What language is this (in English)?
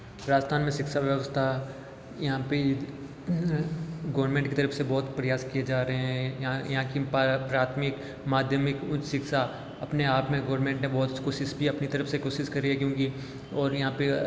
Hindi